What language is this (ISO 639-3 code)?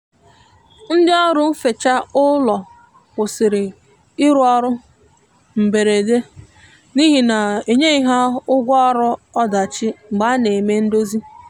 ibo